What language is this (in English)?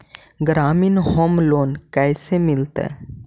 Magahi